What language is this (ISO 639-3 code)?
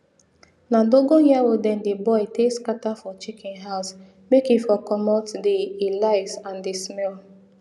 pcm